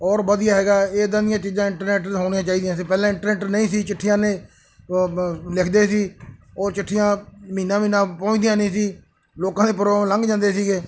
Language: Punjabi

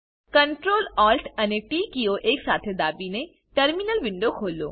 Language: Gujarati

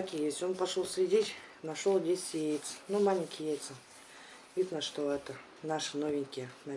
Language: Russian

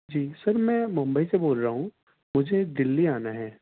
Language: Urdu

